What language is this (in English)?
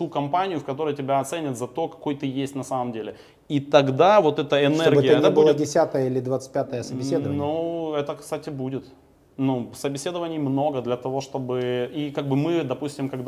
Russian